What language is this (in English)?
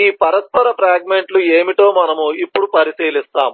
Telugu